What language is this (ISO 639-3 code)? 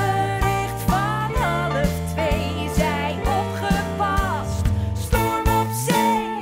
nld